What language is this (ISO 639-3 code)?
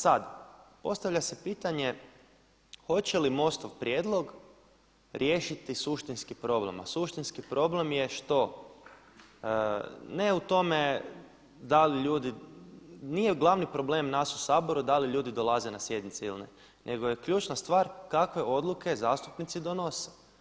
hrv